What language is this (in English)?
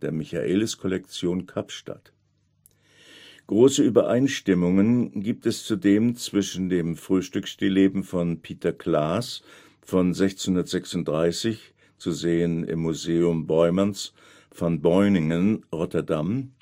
German